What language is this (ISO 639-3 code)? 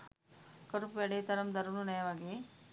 sin